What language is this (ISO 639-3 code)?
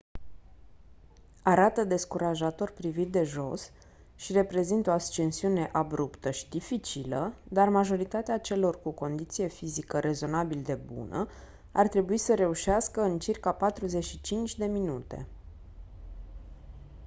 ron